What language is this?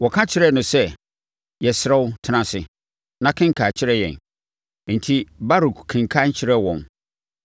Akan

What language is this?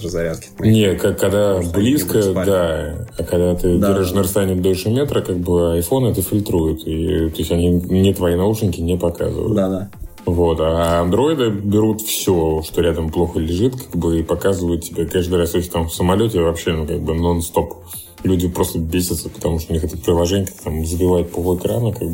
Russian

